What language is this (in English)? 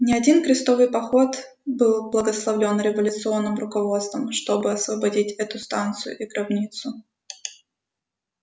Russian